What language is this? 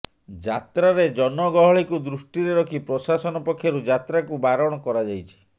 Odia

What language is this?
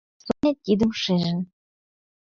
Mari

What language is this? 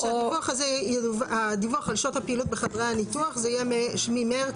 Hebrew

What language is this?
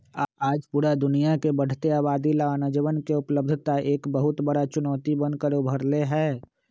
Magahi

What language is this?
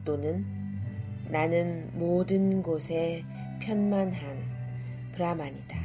Korean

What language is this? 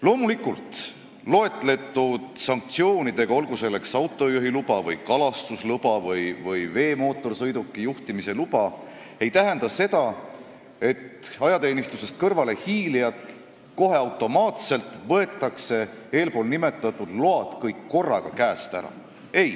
Estonian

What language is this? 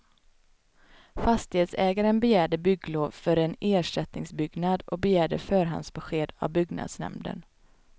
Swedish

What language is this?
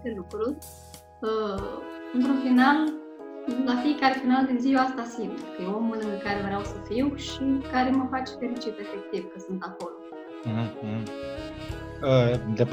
Romanian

